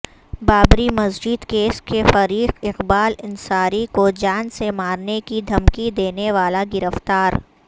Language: Urdu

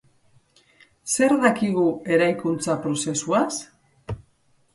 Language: Basque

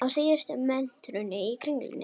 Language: Icelandic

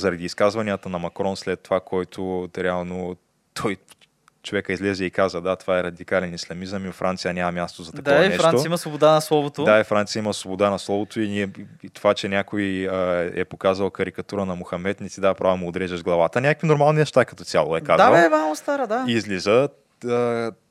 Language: Bulgarian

